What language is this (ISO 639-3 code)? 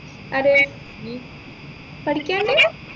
mal